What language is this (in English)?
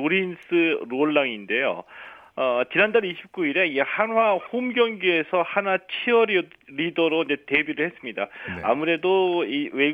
Korean